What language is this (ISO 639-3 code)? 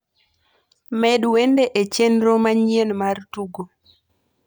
luo